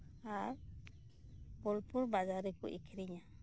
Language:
Santali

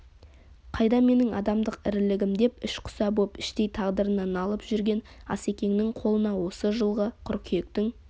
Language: Kazakh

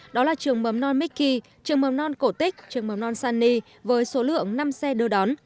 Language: Vietnamese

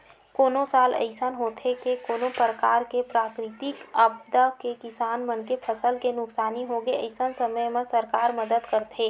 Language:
Chhattisgarhi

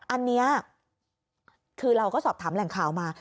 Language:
Thai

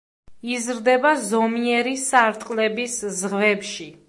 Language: Georgian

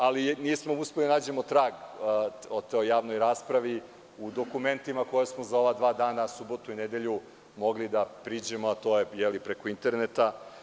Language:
Serbian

